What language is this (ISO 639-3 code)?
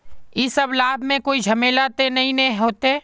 mag